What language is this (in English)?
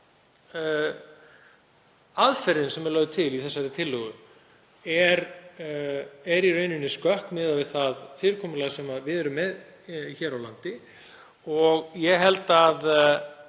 Icelandic